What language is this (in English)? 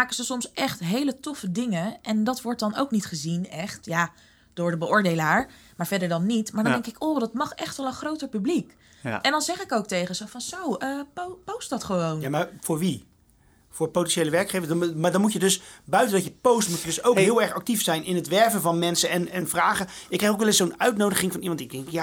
Dutch